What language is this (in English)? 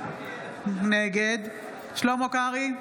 Hebrew